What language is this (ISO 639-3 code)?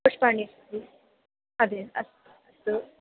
san